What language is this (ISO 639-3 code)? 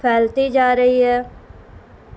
urd